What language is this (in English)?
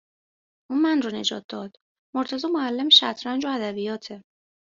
Persian